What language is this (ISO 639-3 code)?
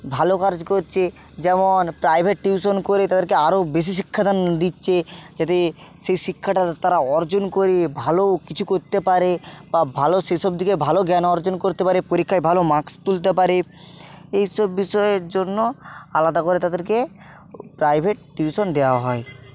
ben